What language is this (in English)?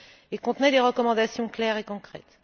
French